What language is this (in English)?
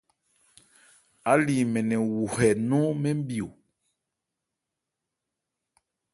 Ebrié